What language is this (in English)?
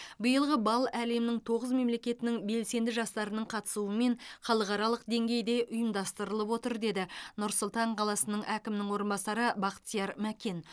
Kazakh